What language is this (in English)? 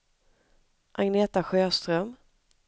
Swedish